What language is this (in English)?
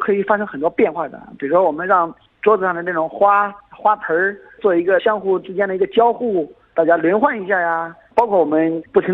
Chinese